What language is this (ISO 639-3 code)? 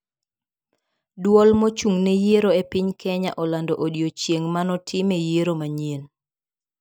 luo